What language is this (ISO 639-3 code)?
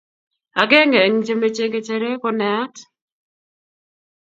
kln